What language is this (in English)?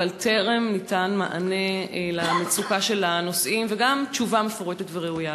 Hebrew